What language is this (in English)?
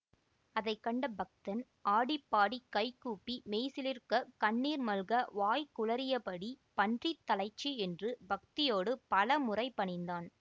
Tamil